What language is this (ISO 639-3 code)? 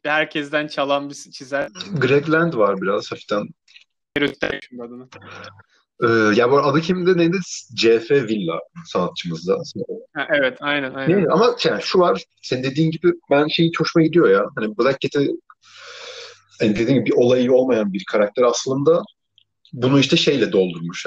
tur